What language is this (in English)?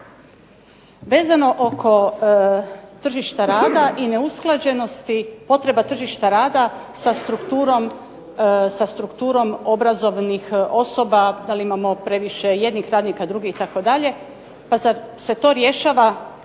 Croatian